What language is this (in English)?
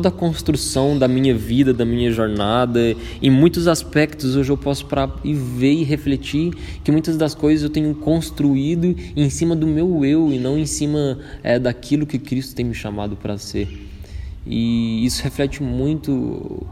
Portuguese